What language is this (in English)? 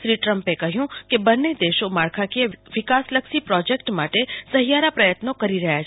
Gujarati